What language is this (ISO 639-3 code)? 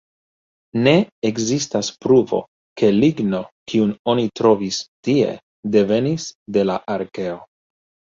epo